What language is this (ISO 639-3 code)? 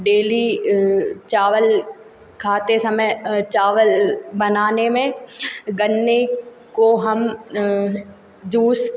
hin